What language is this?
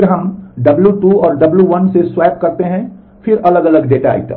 Hindi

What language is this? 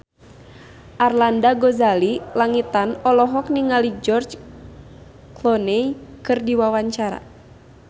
Sundanese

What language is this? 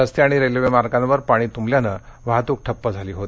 Marathi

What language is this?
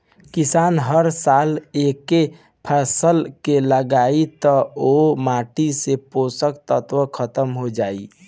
Bhojpuri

